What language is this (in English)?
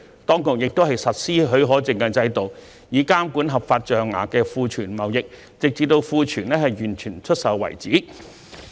Cantonese